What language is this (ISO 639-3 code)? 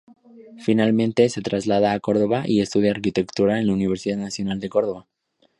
spa